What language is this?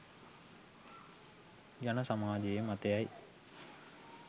Sinhala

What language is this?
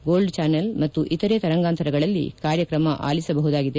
Kannada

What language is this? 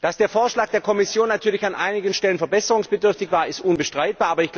German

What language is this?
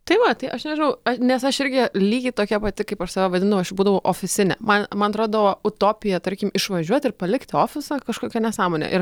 Lithuanian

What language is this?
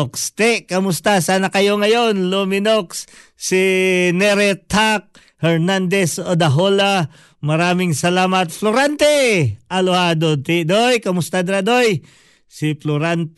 Filipino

